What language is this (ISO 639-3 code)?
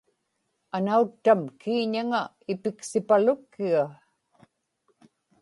ipk